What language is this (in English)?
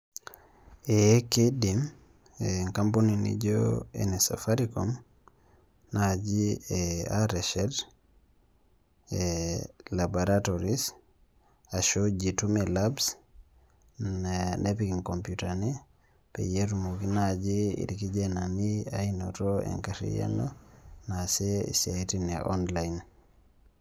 Masai